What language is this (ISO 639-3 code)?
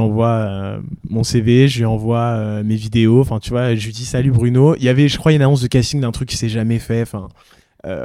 fra